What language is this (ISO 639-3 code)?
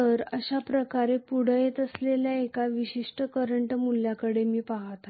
mar